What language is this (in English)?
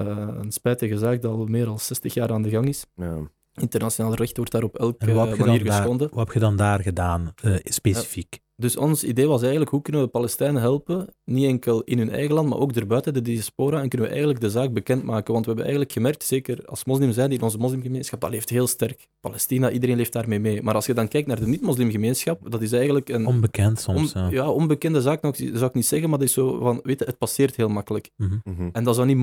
Dutch